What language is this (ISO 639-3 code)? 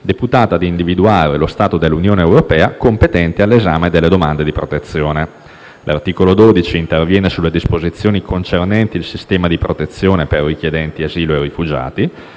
ita